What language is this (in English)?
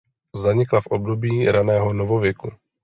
Czech